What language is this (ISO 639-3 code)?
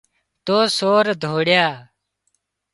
kxp